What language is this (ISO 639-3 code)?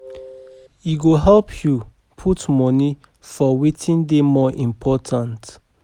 pcm